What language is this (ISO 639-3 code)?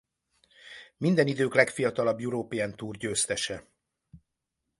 hun